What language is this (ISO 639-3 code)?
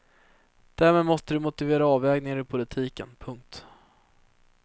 swe